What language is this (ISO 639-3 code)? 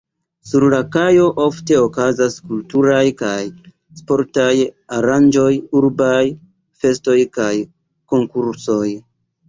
epo